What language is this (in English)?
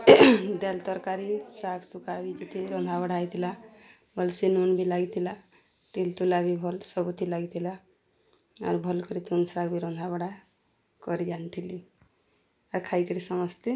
Odia